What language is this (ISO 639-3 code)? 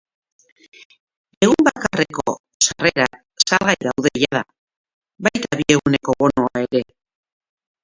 eus